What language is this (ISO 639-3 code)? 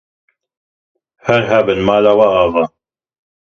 kur